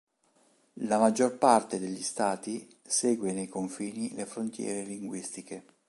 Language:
Italian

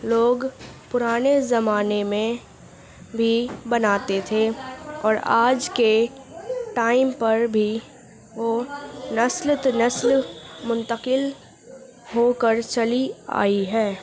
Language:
Urdu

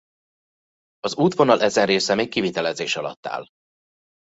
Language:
Hungarian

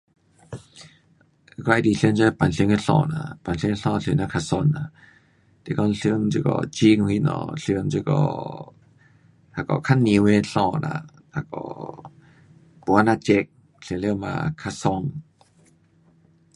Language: Pu-Xian Chinese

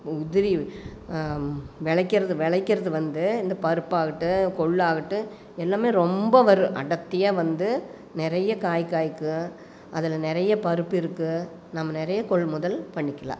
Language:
Tamil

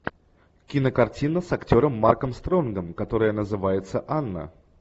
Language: Russian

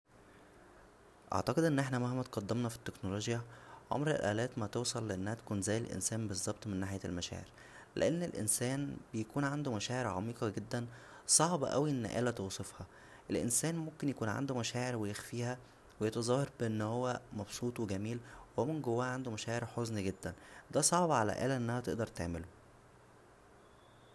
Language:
Egyptian Arabic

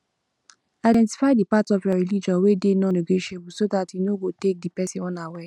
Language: Nigerian Pidgin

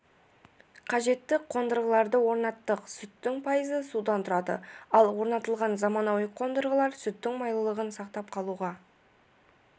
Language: Kazakh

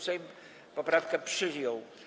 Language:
Polish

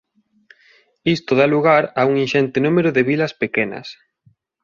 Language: Galician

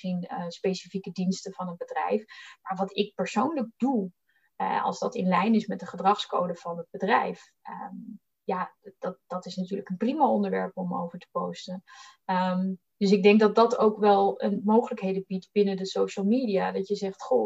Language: Dutch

